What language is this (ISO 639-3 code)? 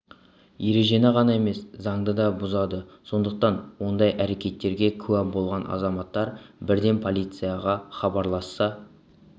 kaz